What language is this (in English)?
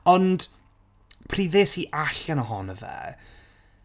Welsh